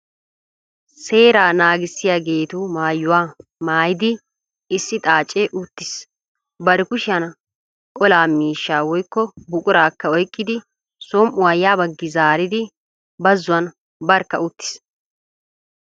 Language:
Wolaytta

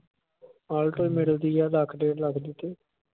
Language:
Punjabi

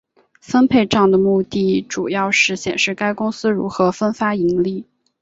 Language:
Chinese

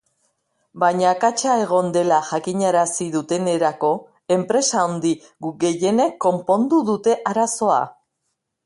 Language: Basque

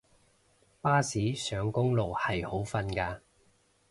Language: Cantonese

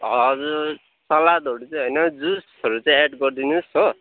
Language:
Nepali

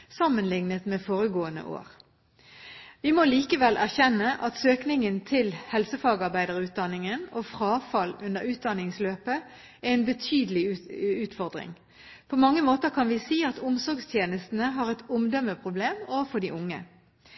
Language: Norwegian Bokmål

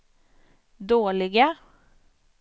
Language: Swedish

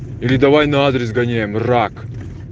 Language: Russian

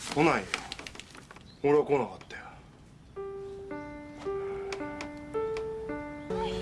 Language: Korean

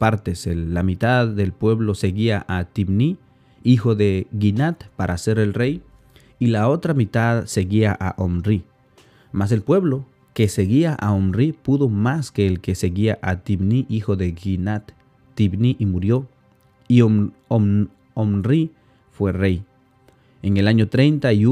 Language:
Spanish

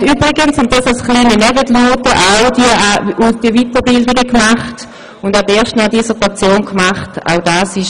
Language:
Swiss German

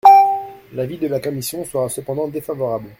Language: French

